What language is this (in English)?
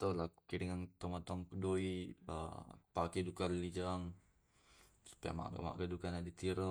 Tae'